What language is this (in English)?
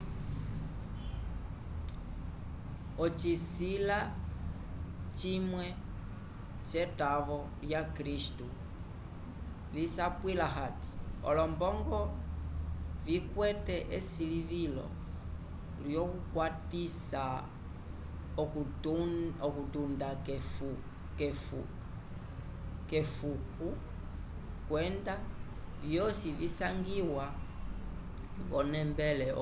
Umbundu